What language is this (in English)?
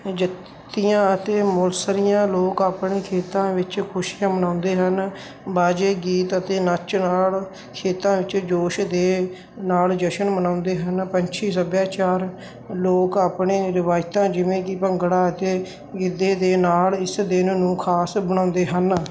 Punjabi